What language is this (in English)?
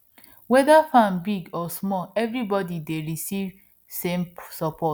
Nigerian Pidgin